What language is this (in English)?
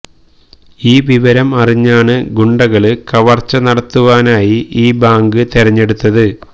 Malayalam